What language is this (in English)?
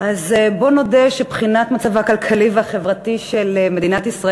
Hebrew